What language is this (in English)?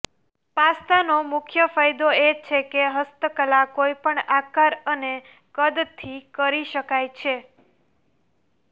Gujarati